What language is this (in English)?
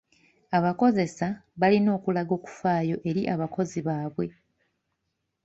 Ganda